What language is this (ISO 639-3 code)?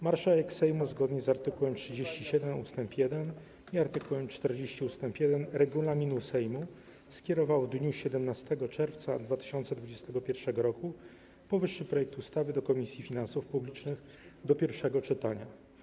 pol